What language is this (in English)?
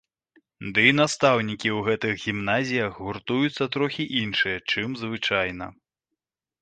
Belarusian